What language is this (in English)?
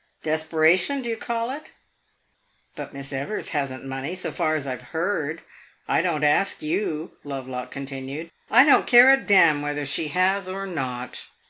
English